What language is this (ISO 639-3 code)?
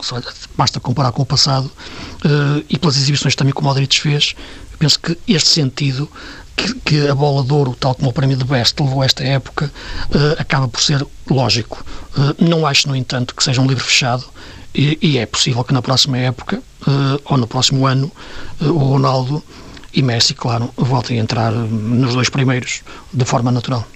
por